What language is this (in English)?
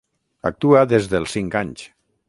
Catalan